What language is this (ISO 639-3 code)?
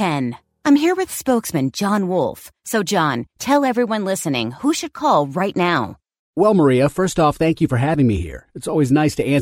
eng